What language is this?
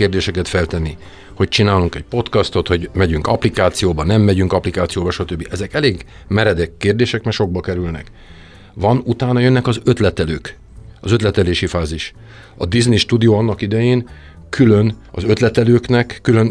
Hungarian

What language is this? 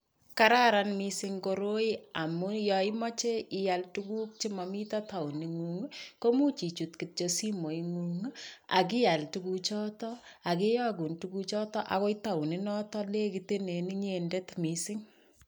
Kalenjin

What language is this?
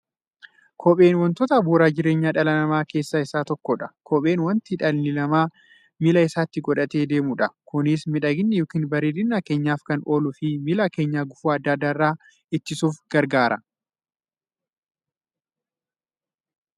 Oromo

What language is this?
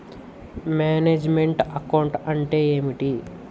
Telugu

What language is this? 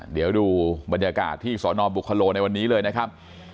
Thai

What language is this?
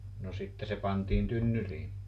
Finnish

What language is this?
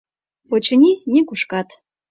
Mari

